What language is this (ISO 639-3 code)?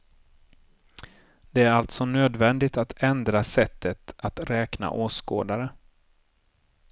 swe